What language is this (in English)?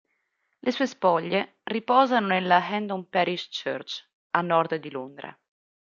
Italian